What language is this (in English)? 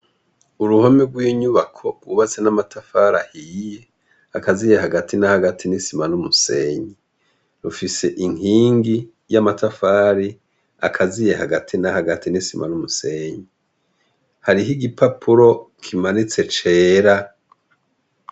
Rundi